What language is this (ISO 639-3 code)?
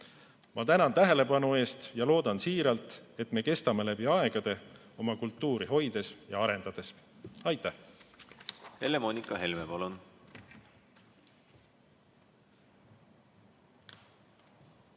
est